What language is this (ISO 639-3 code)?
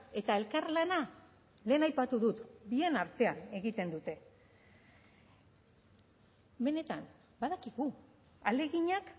eus